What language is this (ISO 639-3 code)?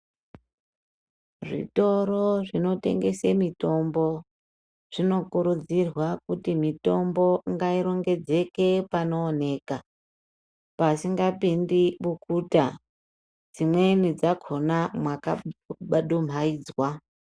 ndc